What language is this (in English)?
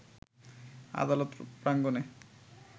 Bangla